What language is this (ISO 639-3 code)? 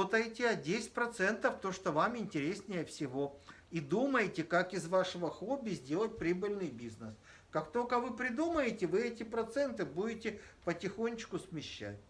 rus